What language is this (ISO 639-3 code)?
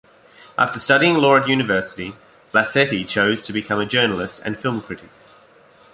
eng